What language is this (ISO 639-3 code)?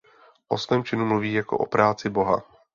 ces